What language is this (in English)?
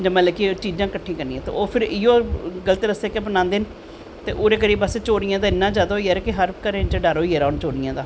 Dogri